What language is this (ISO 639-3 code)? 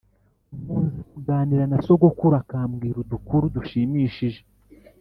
kin